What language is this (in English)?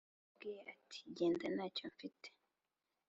Kinyarwanda